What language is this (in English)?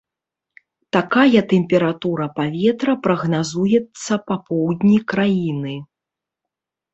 Belarusian